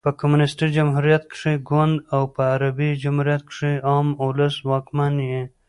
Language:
Pashto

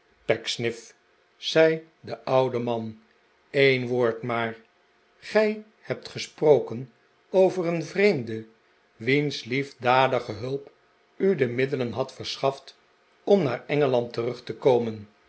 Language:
Dutch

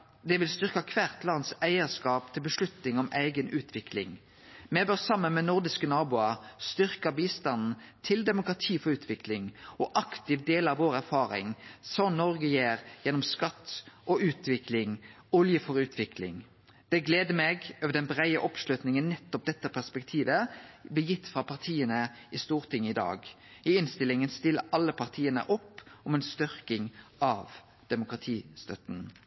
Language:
Norwegian Nynorsk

